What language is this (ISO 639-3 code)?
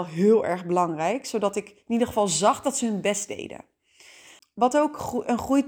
nld